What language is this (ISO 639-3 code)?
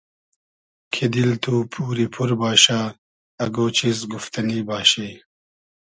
haz